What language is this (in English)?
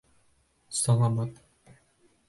Bashkir